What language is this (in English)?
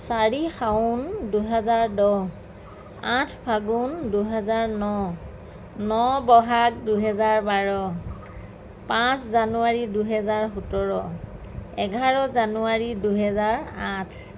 Assamese